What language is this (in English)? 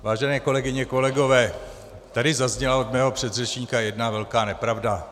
Czech